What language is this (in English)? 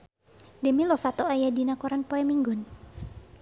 Sundanese